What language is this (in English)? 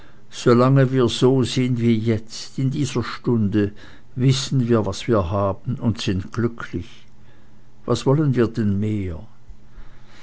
German